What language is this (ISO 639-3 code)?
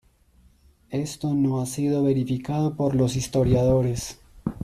spa